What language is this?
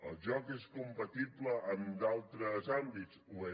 Catalan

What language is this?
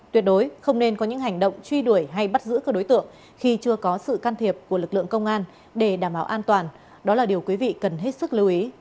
Vietnamese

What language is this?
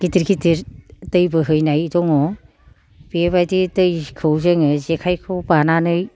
Bodo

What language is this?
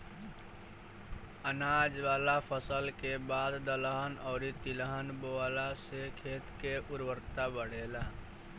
Bhojpuri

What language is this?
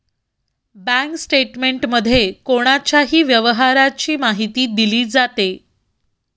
Marathi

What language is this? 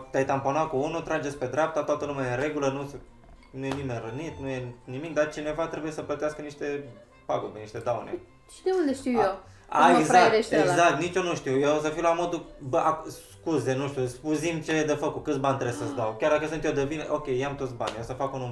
Romanian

